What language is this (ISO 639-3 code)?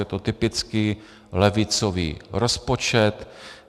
ces